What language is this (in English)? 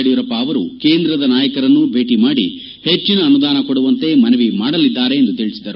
Kannada